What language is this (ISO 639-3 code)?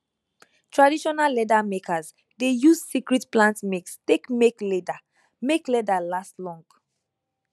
pcm